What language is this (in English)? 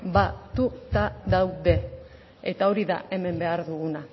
Basque